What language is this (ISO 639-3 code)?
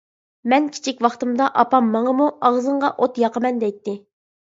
uig